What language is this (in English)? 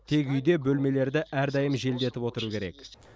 Kazakh